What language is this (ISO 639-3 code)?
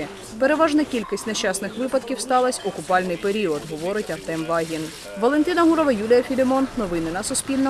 ukr